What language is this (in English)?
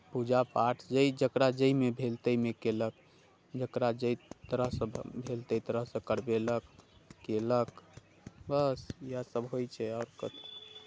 Maithili